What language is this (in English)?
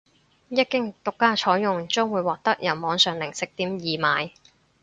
Cantonese